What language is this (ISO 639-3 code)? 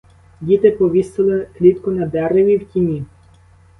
ukr